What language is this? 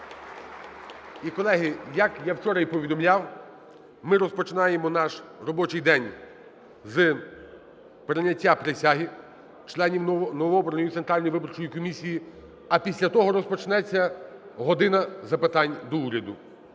Ukrainian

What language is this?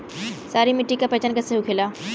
Bhojpuri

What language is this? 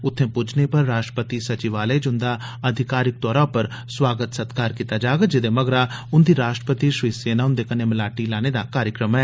Dogri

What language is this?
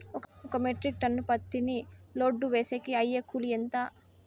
Telugu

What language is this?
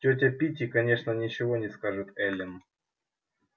Russian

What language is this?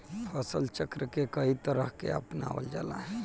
Bhojpuri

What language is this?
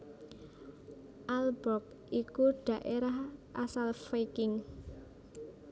Javanese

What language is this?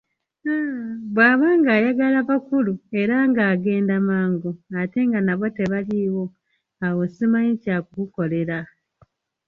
Ganda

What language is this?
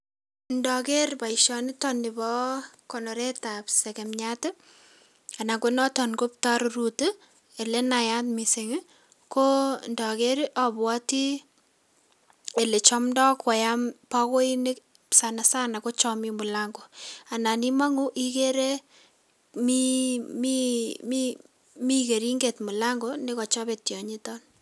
Kalenjin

